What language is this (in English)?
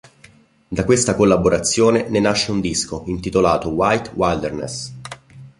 Italian